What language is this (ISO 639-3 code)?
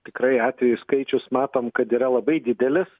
lit